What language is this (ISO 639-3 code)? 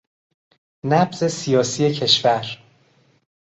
fas